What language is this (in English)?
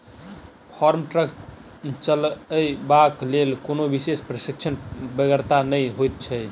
Maithili